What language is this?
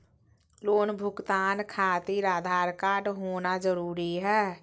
Magahi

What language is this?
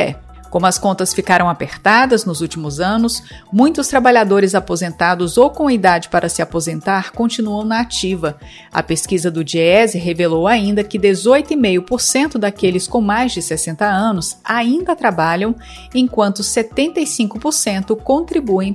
Portuguese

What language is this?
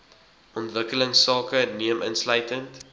Afrikaans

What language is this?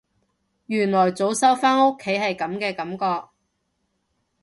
Cantonese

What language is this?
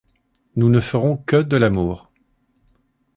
French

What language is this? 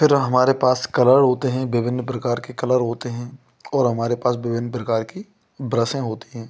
Hindi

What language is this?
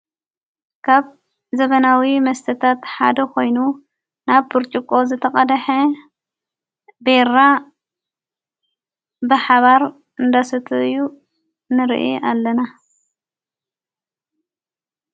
Tigrinya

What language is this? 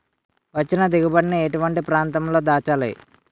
Telugu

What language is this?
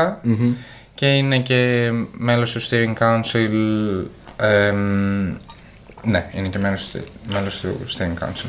Greek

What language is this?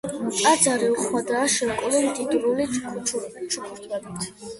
Georgian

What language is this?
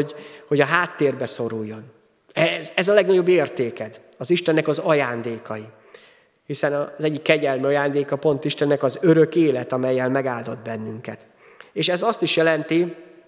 Hungarian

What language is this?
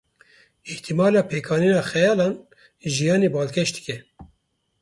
Kurdish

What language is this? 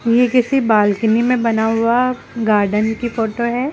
Hindi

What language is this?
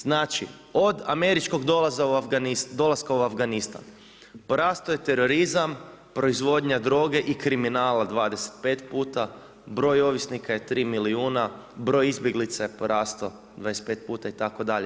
Croatian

